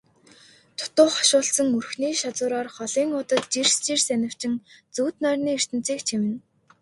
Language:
Mongolian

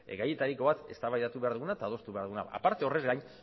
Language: Basque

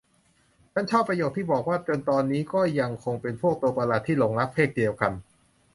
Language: Thai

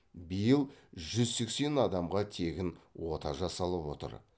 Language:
Kazakh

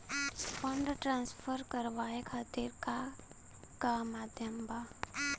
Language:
Bhojpuri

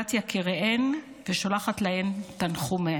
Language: Hebrew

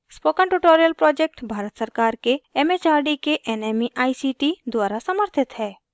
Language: Hindi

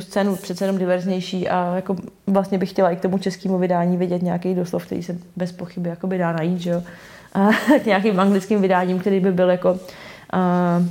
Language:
Czech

